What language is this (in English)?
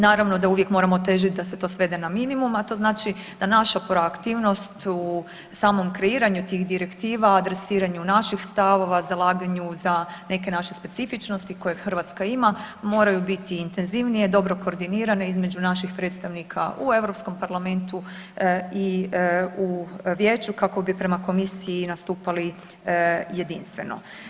Croatian